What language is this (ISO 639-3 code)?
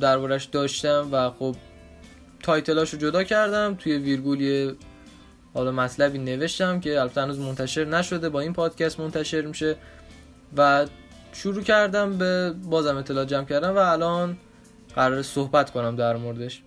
fas